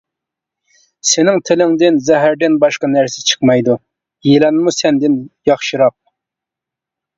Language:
Uyghur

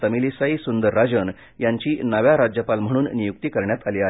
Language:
Marathi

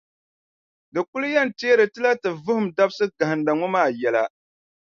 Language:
Dagbani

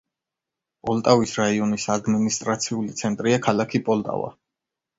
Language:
Georgian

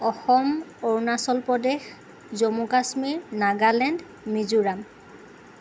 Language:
Assamese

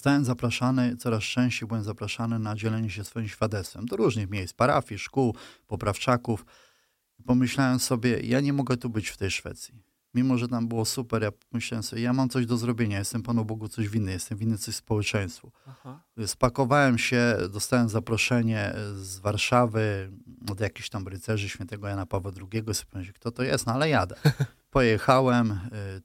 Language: Polish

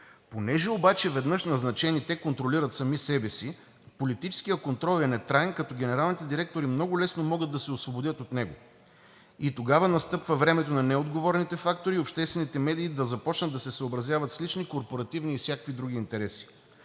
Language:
Bulgarian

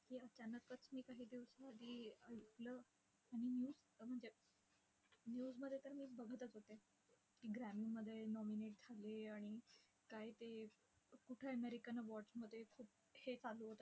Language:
Marathi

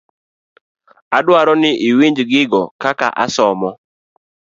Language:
Luo (Kenya and Tanzania)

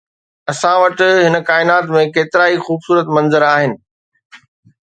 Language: Sindhi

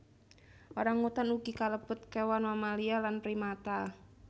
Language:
Javanese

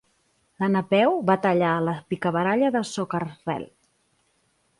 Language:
Catalan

